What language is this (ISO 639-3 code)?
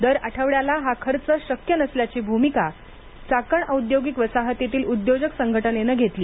mar